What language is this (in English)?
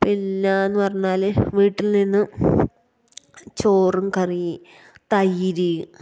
Malayalam